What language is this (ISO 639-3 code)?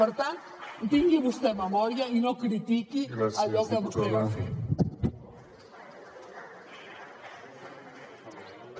cat